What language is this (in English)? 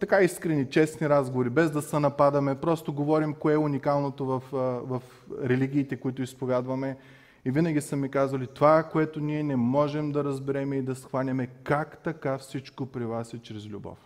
Bulgarian